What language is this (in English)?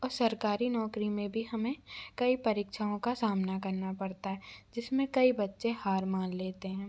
Hindi